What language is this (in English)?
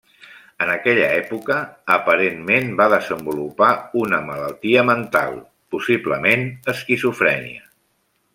Catalan